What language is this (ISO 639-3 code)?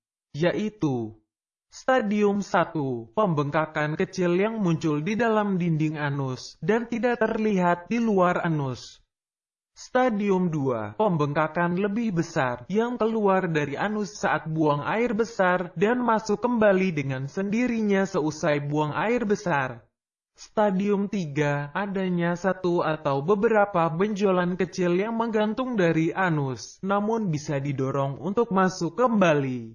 ind